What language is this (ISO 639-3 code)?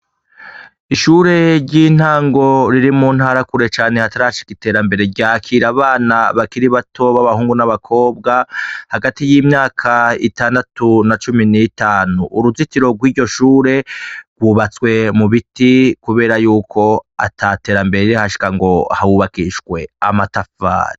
run